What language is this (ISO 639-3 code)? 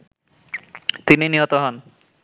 ben